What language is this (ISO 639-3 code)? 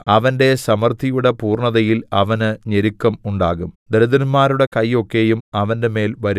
mal